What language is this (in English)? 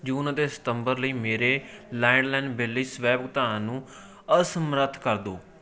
Punjabi